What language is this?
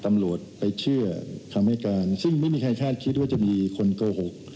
Thai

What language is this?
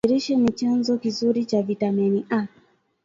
Swahili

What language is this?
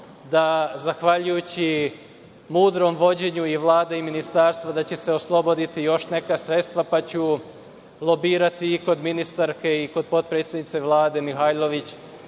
Serbian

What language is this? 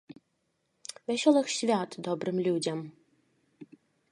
Belarusian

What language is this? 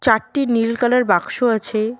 Bangla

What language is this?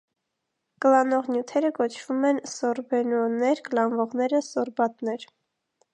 Armenian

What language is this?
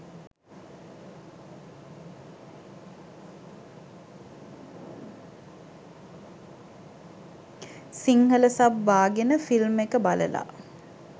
Sinhala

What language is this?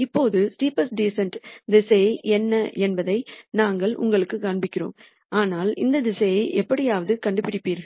Tamil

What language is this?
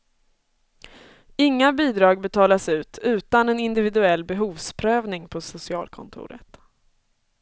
Swedish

